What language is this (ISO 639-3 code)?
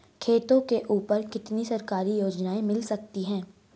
hin